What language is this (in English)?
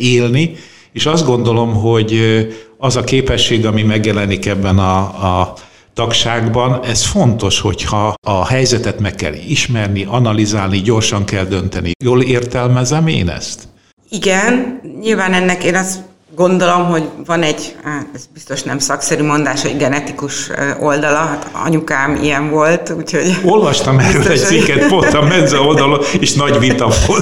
Hungarian